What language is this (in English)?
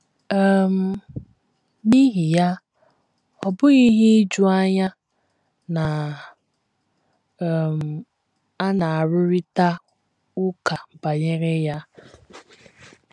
Igbo